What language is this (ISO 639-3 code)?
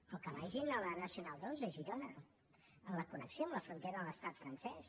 cat